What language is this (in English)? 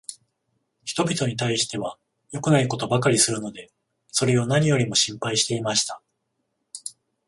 Japanese